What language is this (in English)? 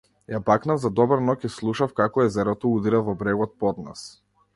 Macedonian